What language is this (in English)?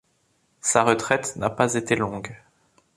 French